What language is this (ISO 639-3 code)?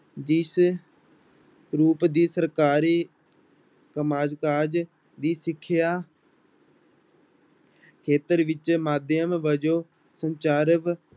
pan